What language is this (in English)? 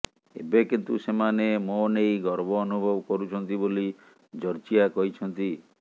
Odia